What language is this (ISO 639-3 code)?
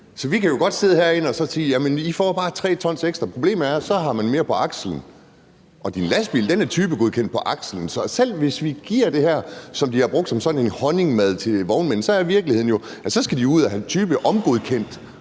dan